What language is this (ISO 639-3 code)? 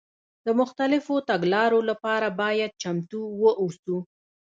pus